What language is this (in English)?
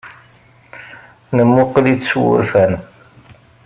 Kabyle